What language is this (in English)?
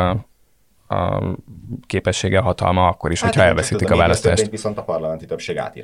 Hungarian